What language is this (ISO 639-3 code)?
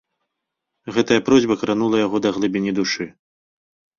bel